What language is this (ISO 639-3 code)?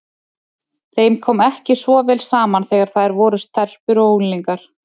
isl